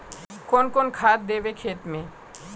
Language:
Magahi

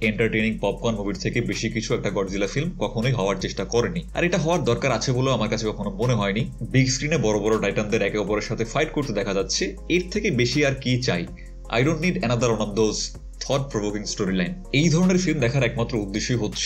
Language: Bangla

